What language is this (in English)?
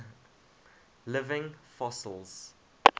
English